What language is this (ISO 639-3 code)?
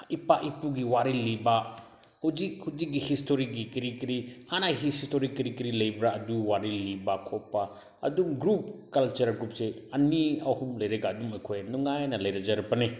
mni